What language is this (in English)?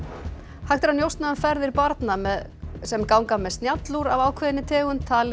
Icelandic